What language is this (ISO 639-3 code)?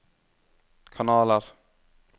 nor